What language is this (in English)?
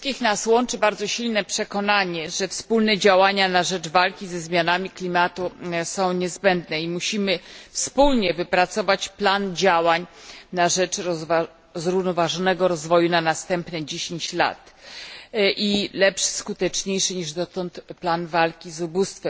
Polish